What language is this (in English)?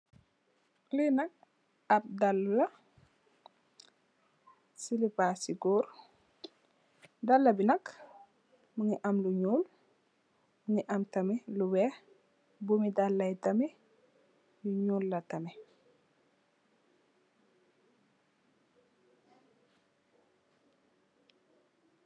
Wolof